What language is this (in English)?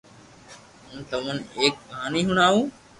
Loarki